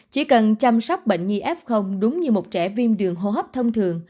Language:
Vietnamese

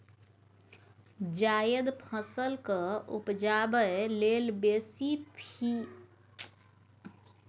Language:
Maithili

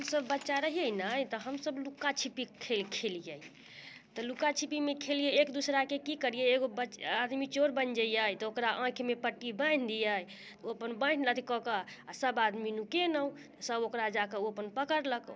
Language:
Maithili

